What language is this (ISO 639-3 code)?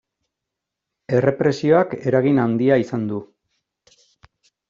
eus